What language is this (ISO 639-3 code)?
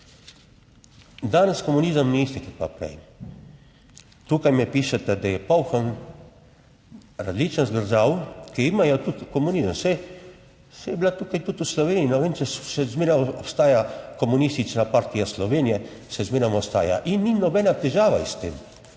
slv